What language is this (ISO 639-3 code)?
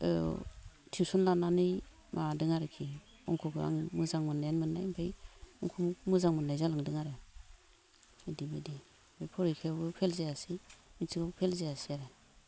brx